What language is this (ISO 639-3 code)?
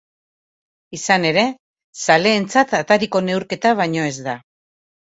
eus